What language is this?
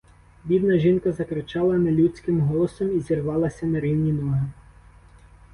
Ukrainian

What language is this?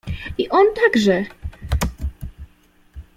Polish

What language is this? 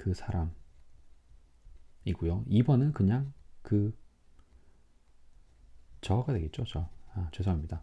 Korean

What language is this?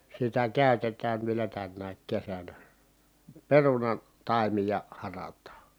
Finnish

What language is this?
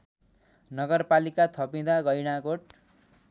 Nepali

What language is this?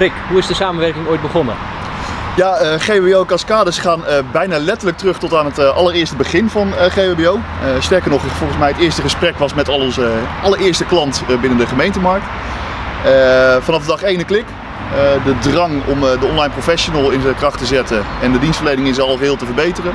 Dutch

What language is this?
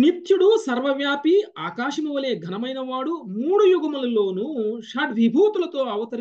Telugu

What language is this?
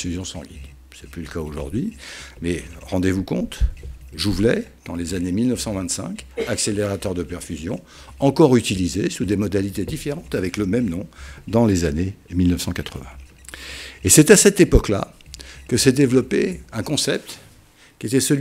French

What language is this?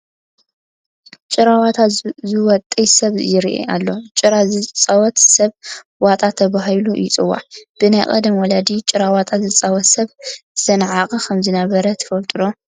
Tigrinya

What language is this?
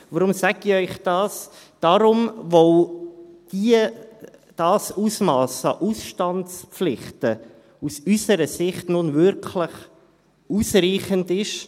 Swiss German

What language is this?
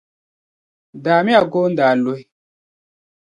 Dagbani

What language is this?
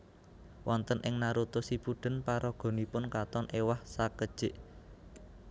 Javanese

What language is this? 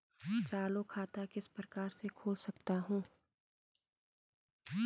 Hindi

